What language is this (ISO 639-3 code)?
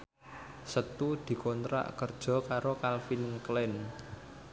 jav